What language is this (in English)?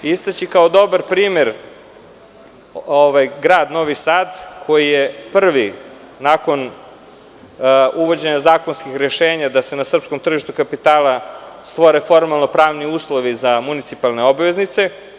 Serbian